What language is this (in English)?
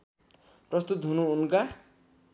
Nepali